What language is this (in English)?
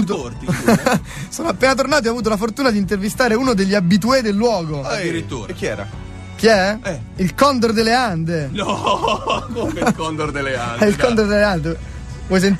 Italian